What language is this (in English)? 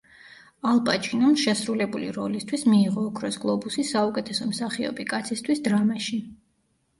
Georgian